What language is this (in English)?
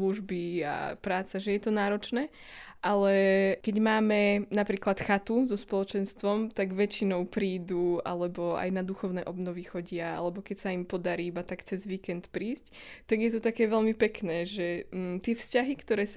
Slovak